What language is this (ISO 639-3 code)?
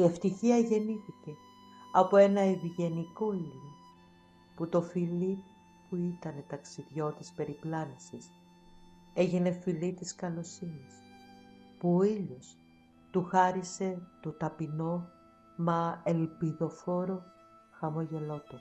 ell